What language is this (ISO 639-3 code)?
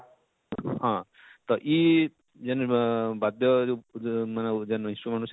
ori